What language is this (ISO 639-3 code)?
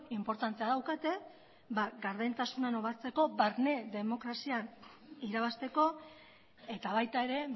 eus